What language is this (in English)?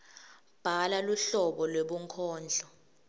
Swati